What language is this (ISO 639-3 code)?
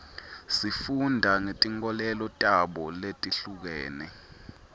ssw